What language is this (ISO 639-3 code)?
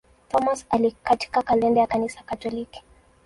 swa